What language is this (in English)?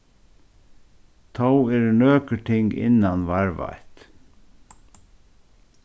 Faroese